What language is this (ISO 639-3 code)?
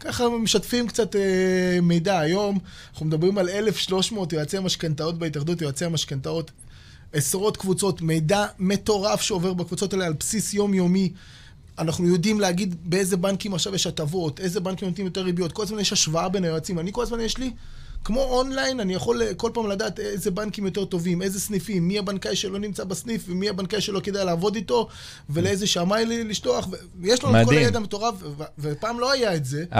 heb